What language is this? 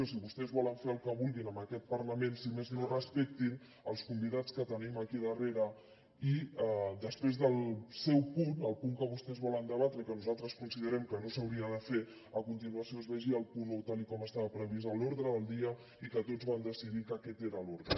Catalan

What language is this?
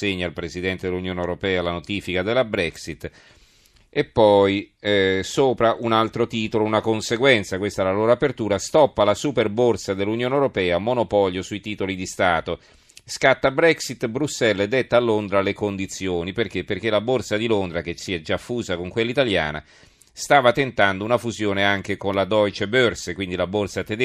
Italian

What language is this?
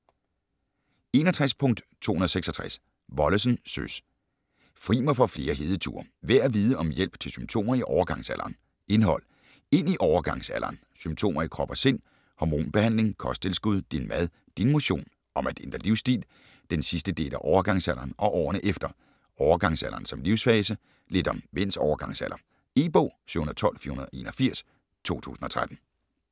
Danish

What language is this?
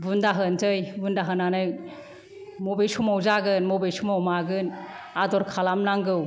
Bodo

